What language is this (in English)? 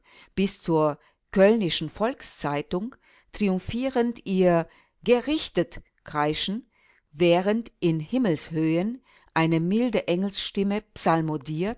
German